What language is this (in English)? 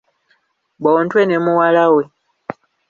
Ganda